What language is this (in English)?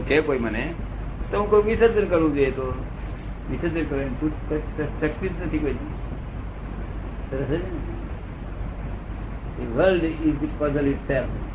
Gujarati